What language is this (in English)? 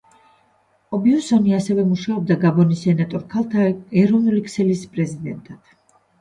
Georgian